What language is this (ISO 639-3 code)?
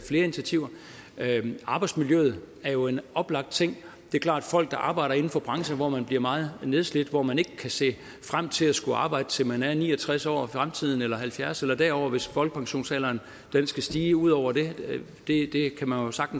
dan